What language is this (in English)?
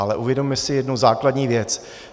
Czech